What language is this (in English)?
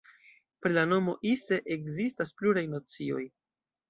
Esperanto